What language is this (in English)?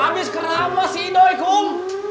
Indonesian